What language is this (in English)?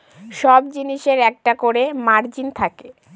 Bangla